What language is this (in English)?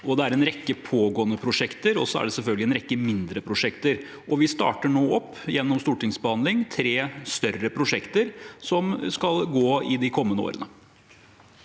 Norwegian